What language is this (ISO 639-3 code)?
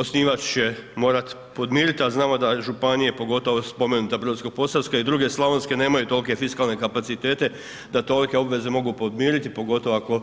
hrv